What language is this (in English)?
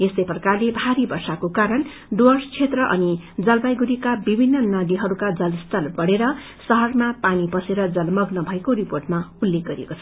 Nepali